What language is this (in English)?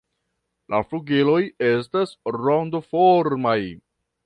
Esperanto